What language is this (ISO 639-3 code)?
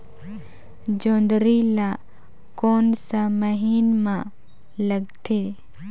hne